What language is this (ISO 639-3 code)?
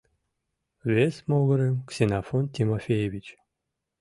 chm